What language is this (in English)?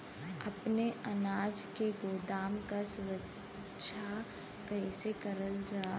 Bhojpuri